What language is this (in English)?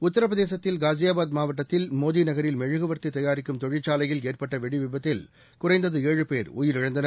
Tamil